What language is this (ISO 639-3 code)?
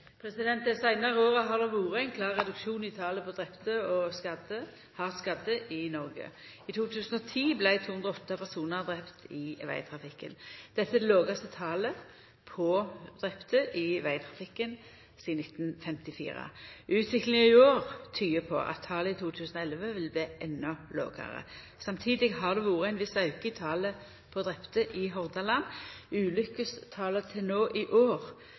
nno